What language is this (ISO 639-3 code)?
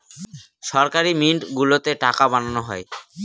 ben